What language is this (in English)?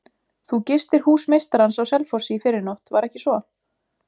Icelandic